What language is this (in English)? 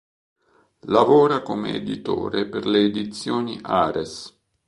Italian